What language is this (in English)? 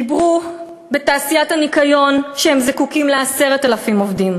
Hebrew